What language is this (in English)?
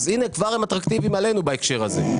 Hebrew